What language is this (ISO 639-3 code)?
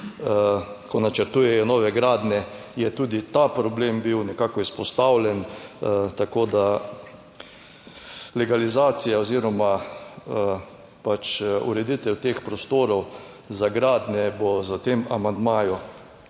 slv